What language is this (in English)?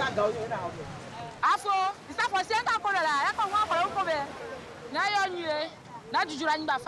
French